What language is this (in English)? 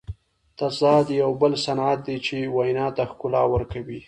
Pashto